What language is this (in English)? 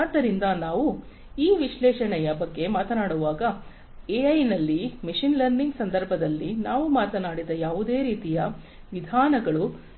Kannada